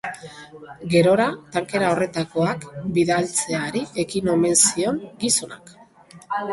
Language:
Basque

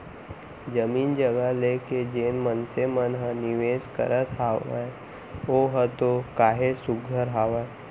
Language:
Chhattisgarhi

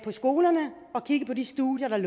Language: Danish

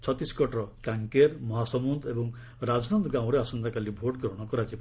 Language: Odia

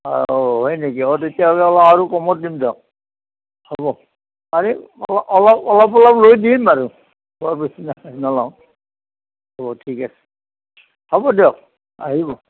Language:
Assamese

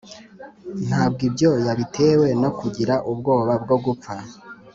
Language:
Kinyarwanda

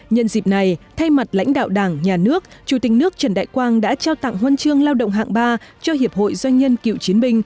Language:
Vietnamese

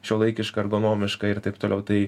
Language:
Lithuanian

